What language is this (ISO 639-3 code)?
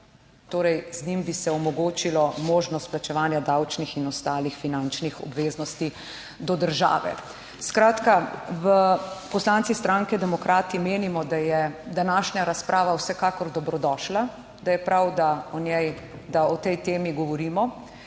slv